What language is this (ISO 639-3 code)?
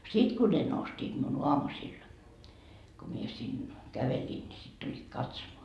fin